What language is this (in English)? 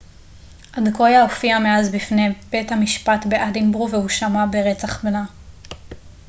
Hebrew